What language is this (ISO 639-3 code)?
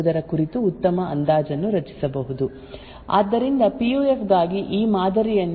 kan